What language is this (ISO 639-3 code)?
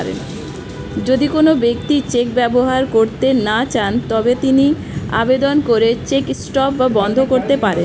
ben